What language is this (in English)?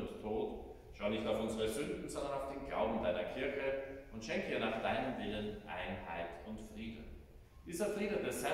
German